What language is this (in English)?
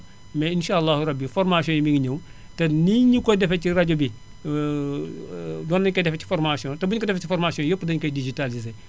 Wolof